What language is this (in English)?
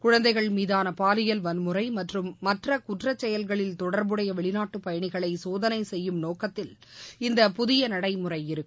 Tamil